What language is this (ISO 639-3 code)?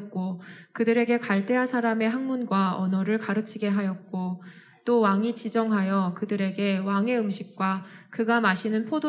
kor